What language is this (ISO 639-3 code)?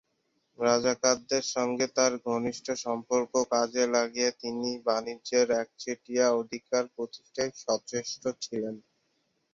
ben